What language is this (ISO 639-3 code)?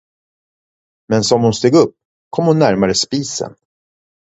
swe